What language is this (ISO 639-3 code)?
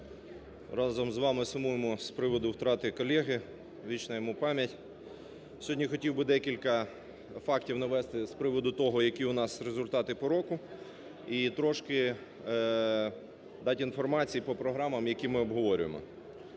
ukr